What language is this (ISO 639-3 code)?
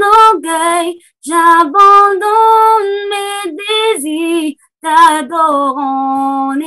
fra